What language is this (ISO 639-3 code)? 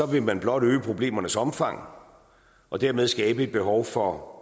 dan